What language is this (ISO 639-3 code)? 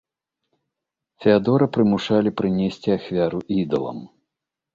bel